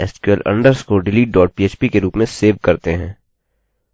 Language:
Hindi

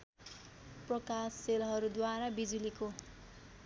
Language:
Nepali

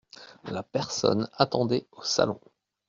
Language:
French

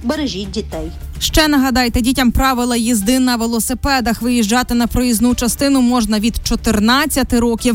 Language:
Ukrainian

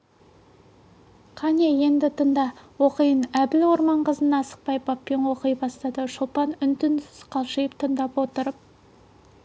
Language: Kazakh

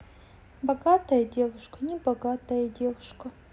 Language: Russian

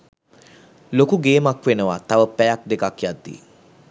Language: Sinhala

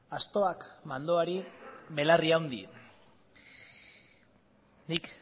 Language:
Basque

